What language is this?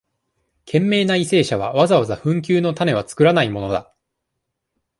Japanese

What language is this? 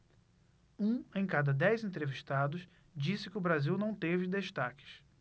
Portuguese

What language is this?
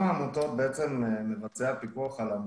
Hebrew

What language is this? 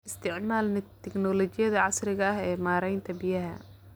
Somali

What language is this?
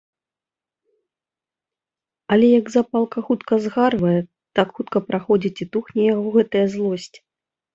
Belarusian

